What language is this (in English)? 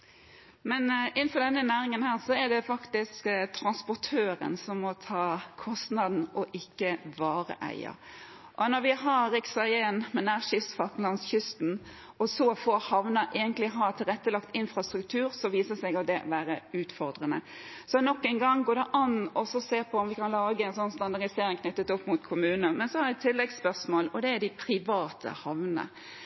Norwegian